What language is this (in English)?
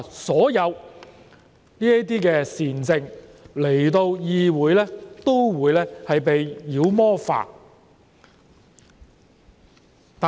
Cantonese